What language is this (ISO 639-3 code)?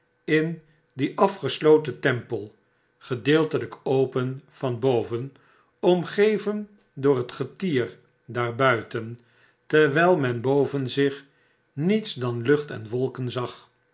nld